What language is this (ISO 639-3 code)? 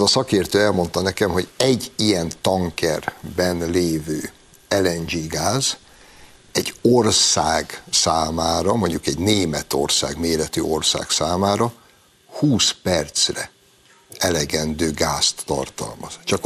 hun